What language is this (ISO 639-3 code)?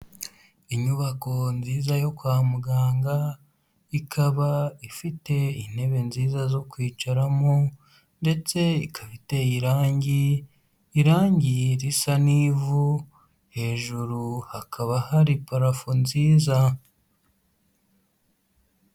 kin